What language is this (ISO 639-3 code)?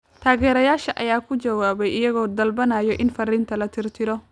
som